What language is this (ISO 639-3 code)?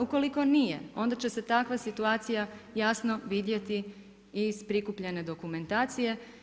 hrv